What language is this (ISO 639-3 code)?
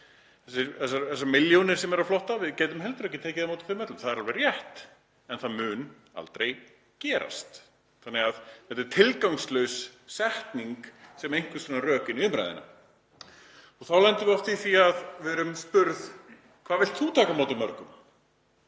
isl